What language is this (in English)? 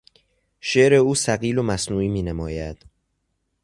Persian